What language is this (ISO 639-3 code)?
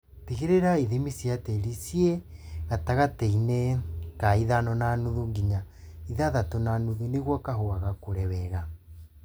kik